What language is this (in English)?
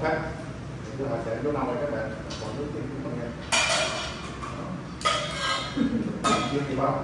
Vietnamese